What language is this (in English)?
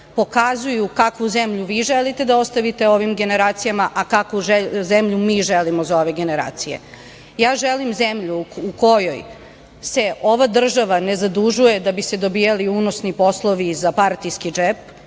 Serbian